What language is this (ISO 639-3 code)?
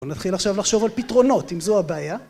heb